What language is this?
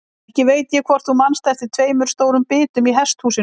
Icelandic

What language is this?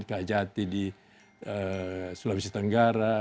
Indonesian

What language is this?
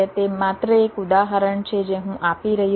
Gujarati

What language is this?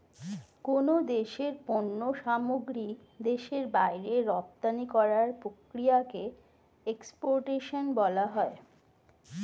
Bangla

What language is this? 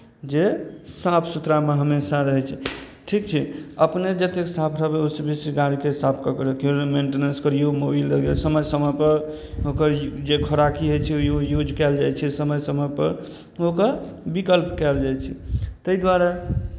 Maithili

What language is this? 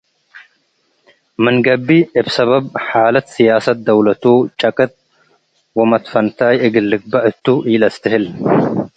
Tigre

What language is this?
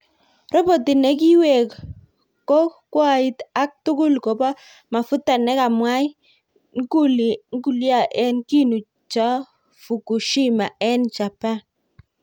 Kalenjin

